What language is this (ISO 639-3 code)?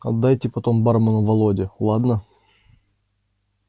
rus